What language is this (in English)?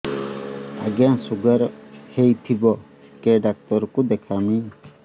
Odia